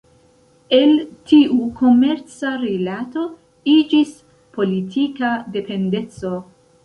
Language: Esperanto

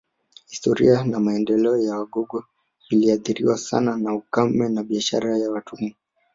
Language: Swahili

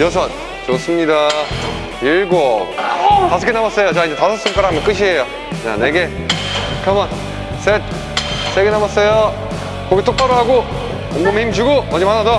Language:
Korean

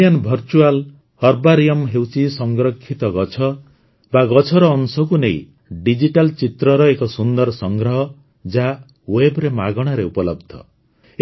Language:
Odia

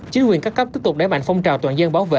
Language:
Vietnamese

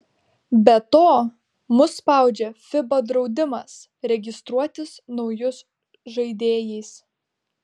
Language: Lithuanian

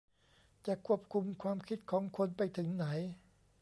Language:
Thai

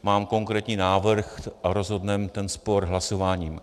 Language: Czech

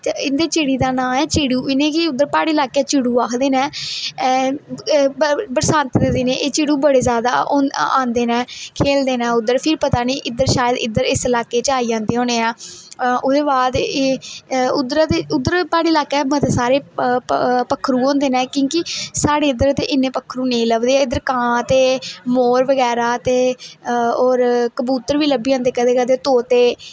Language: Dogri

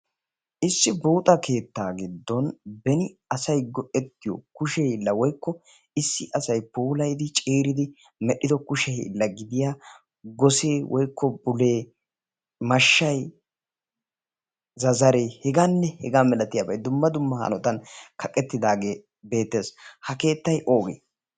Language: Wolaytta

